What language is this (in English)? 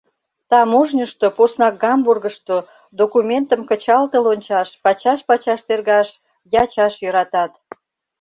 Mari